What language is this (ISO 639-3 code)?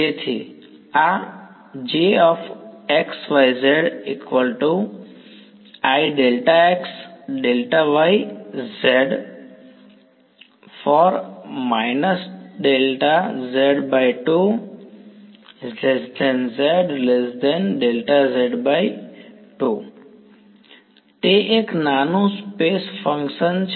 guj